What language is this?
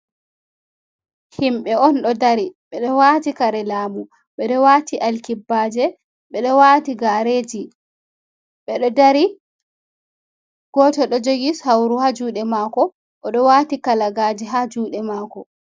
Fula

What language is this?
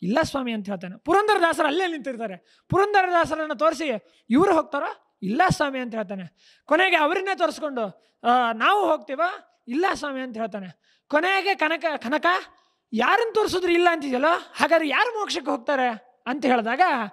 Kannada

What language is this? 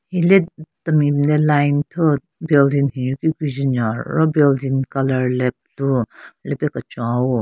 Southern Rengma Naga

